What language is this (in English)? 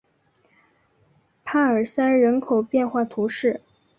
Chinese